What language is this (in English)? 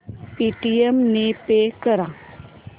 Marathi